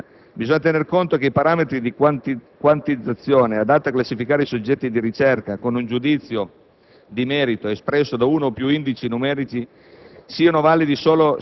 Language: Italian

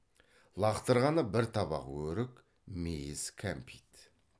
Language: Kazakh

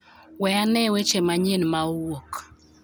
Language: Luo (Kenya and Tanzania)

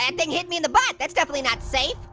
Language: English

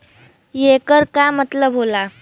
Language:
Bhojpuri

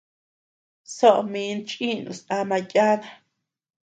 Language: Tepeuxila Cuicatec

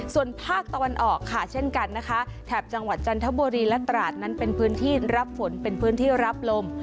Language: Thai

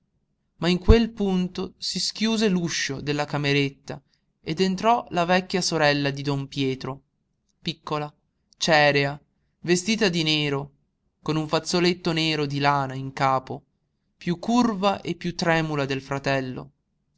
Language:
Italian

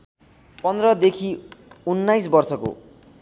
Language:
Nepali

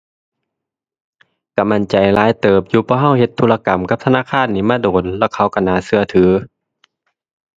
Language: Thai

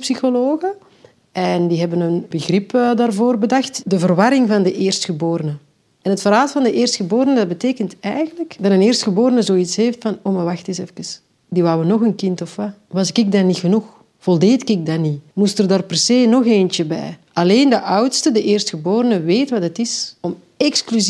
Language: Dutch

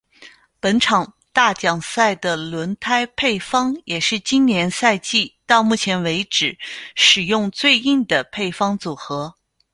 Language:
Chinese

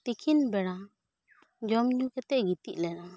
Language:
Santali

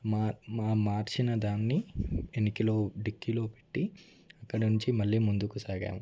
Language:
Telugu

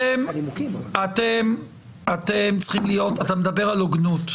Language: Hebrew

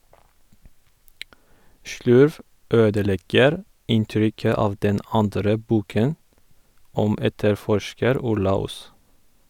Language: Norwegian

